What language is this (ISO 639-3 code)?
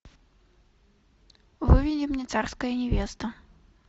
rus